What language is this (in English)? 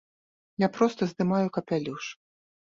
Belarusian